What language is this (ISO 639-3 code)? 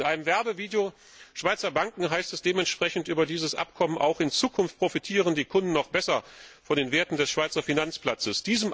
deu